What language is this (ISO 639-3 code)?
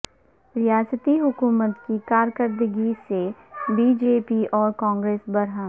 urd